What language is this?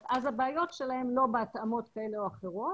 Hebrew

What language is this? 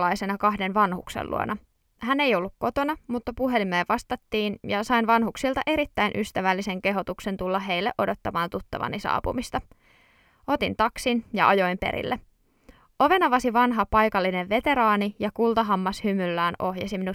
Finnish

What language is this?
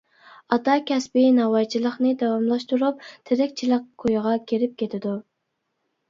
Uyghur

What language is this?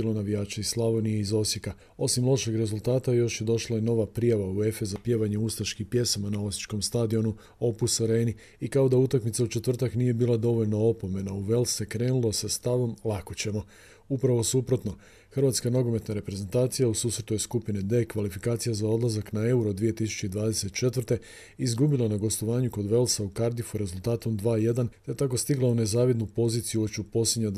Croatian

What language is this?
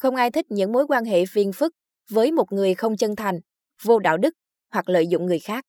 Vietnamese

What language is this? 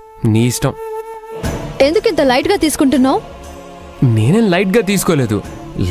Telugu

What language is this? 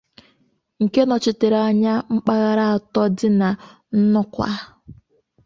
Igbo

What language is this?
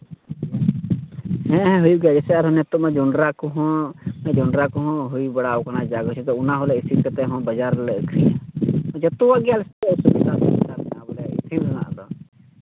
Santali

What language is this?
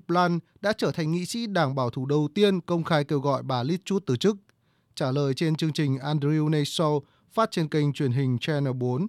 Vietnamese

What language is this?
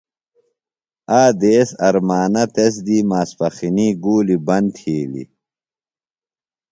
Phalura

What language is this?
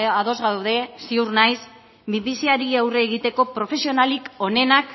Basque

